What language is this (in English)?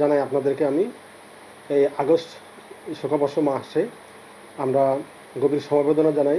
Bangla